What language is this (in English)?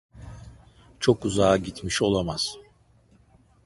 Turkish